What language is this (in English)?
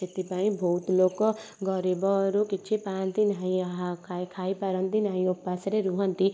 Odia